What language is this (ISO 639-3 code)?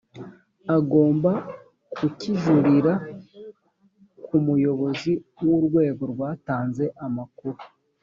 kin